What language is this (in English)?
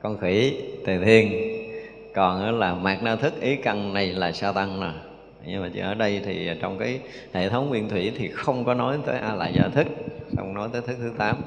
Vietnamese